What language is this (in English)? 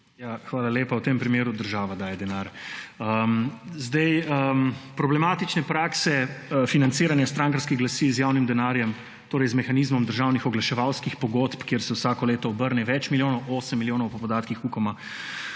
Slovenian